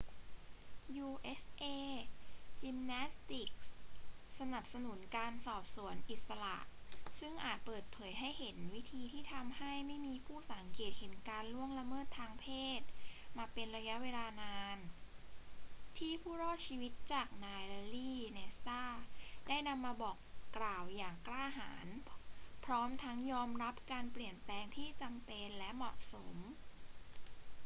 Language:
Thai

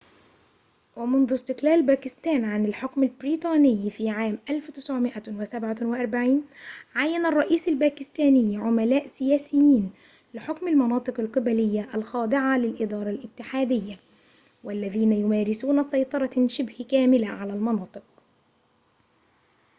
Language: Arabic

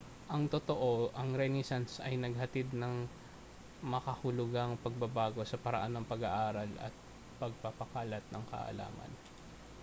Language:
Filipino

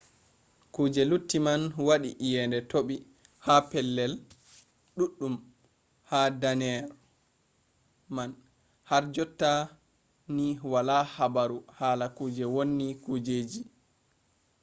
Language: Fula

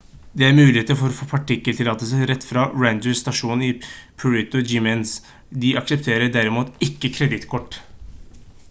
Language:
Norwegian Bokmål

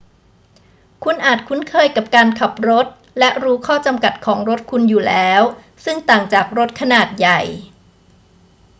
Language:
Thai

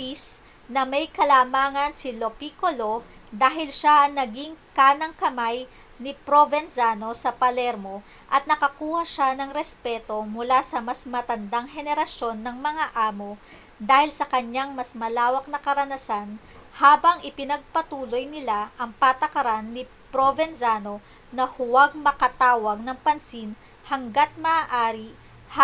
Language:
Filipino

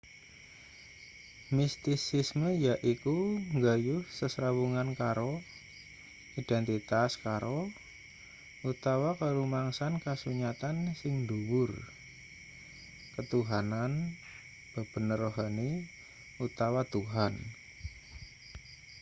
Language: Javanese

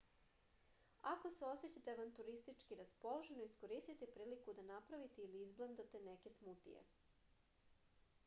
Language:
Serbian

